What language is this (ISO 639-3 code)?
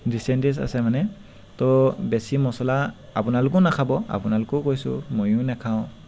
asm